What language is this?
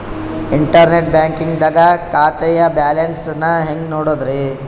Kannada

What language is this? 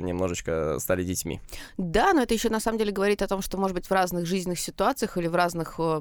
Russian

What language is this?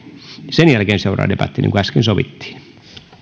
Finnish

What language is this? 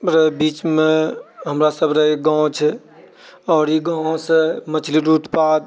Maithili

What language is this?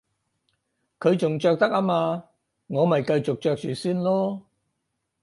Cantonese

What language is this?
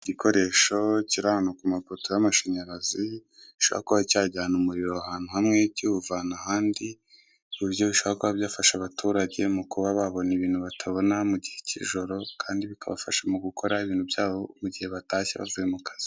Kinyarwanda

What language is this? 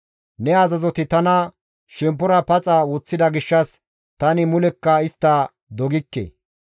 Gamo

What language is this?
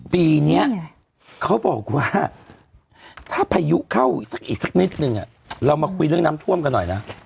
Thai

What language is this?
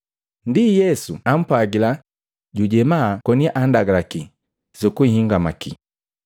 Matengo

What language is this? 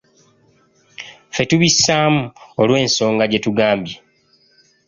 Ganda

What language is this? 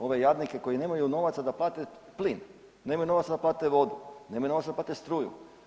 Croatian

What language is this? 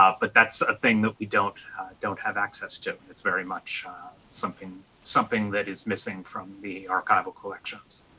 English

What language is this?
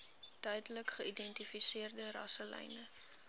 Afrikaans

